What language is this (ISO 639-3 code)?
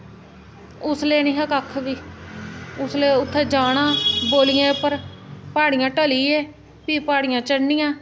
doi